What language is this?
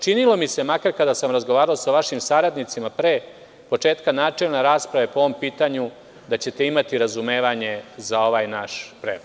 Serbian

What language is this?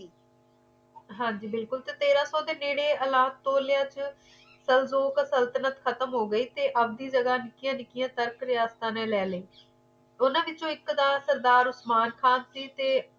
Punjabi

